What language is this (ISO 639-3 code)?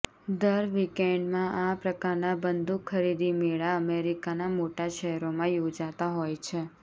guj